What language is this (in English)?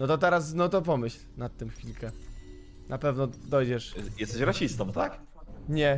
Polish